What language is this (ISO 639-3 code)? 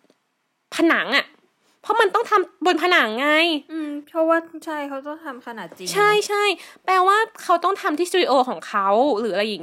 tha